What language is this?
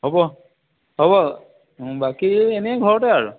Assamese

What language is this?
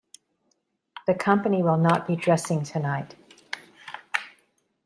English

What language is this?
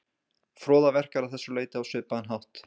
Icelandic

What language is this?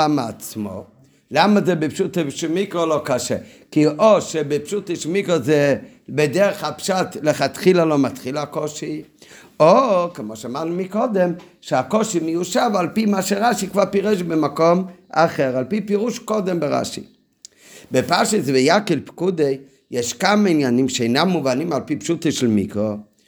Hebrew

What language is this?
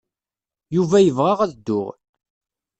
Kabyle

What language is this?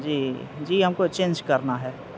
Urdu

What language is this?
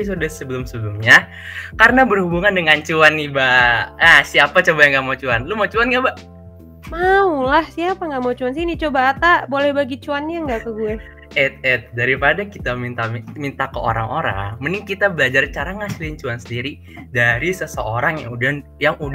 Indonesian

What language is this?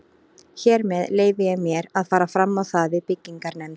Icelandic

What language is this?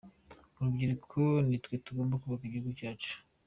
Kinyarwanda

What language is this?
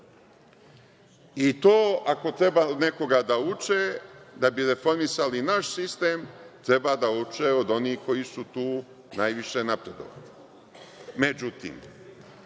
Serbian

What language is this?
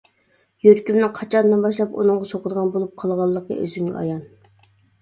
Uyghur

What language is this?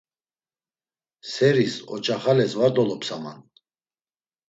Laz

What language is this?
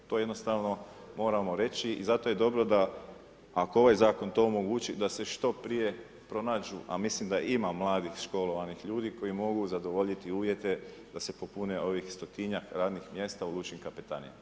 Croatian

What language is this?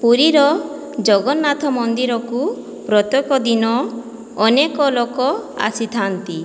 Odia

